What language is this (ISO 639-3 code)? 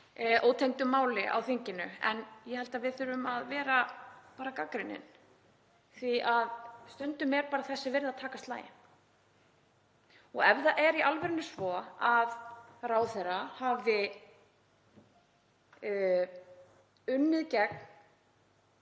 isl